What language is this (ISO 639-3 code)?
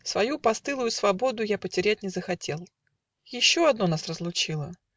rus